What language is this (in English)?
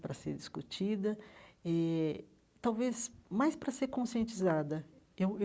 Portuguese